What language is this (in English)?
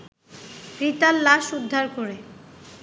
Bangla